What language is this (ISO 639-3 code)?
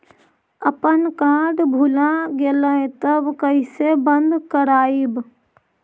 mag